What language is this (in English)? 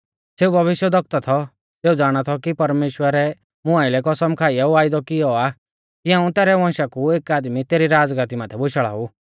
Mahasu Pahari